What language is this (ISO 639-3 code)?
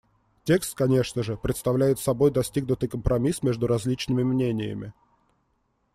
rus